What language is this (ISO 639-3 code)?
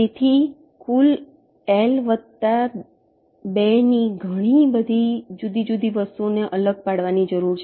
guj